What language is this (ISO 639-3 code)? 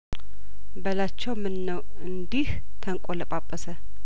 amh